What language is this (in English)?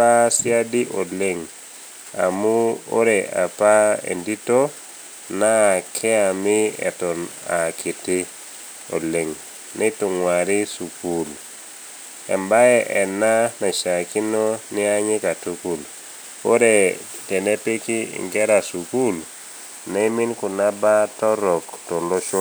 Masai